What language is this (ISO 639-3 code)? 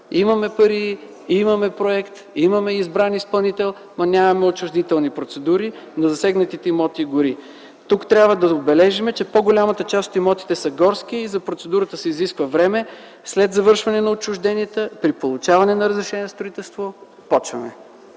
bul